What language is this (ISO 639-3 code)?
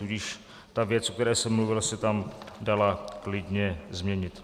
ces